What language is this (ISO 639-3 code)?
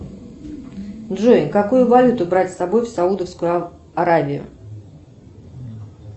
rus